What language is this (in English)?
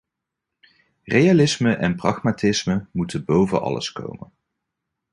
Dutch